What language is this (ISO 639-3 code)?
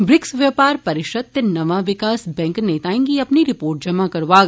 doi